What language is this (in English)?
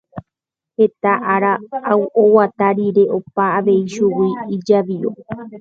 Guarani